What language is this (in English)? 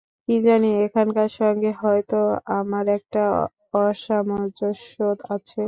Bangla